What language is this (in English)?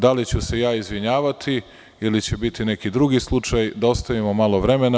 Serbian